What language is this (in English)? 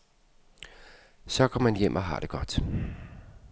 Danish